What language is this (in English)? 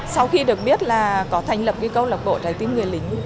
Vietnamese